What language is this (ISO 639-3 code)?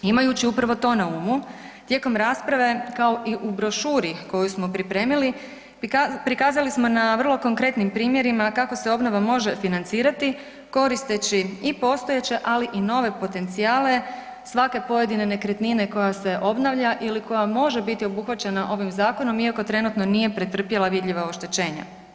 hrv